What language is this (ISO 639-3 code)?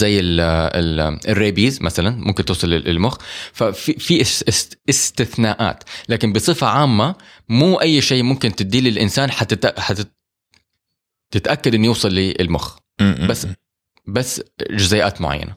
ara